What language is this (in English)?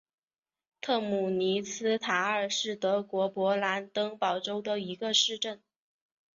Chinese